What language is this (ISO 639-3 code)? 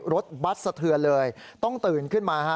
tha